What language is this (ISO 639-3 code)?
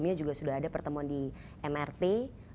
ind